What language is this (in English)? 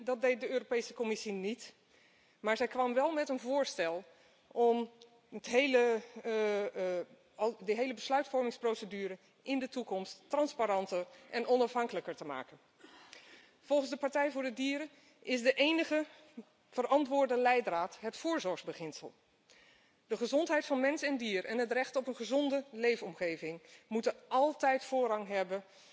Dutch